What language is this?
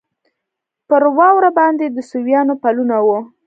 Pashto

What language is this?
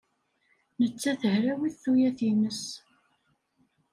Kabyle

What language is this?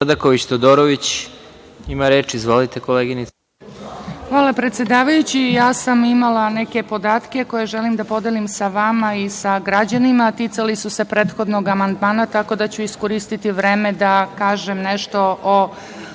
Serbian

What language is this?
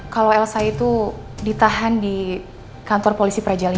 Indonesian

